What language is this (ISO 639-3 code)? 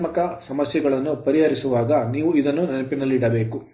kan